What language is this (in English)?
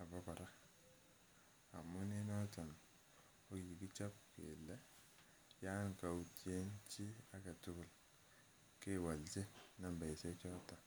Kalenjin